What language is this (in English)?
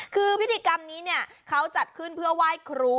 Thai